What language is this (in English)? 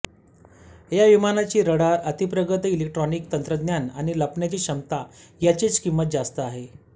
Marathi